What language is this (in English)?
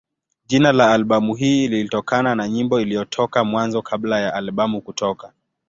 Swahili